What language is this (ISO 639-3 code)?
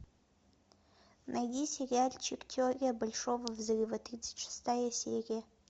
rus